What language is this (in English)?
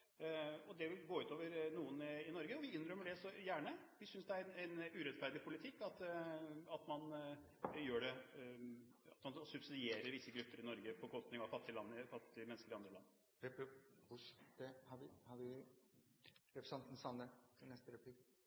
Norwegian